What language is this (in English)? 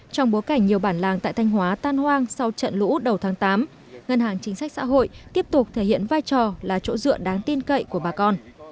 Vietnamese